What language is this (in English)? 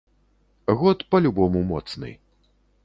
Belarusian